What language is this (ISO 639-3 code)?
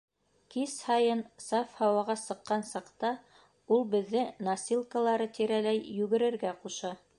bak